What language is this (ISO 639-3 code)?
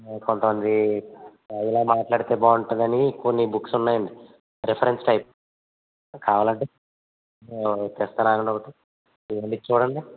tel